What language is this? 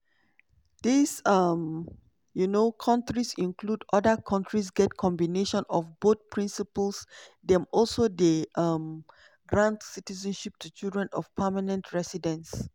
Nigerian Pidgin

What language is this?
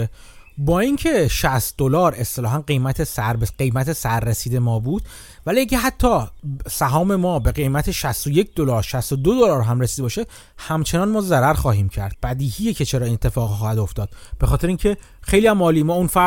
Persian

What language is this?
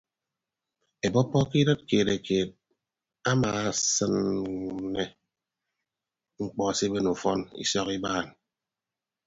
Ibibio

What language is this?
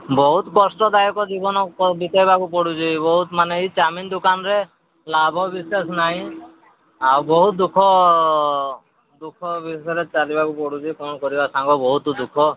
Odia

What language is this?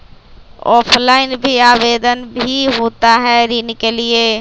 Magahi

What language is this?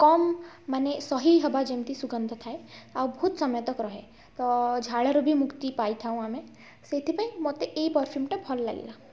Odia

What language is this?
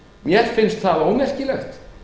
Icelandic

